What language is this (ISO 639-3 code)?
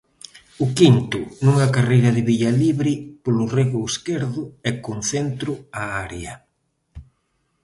glg